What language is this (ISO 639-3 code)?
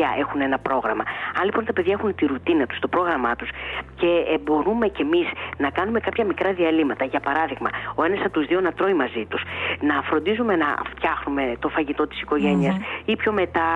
ell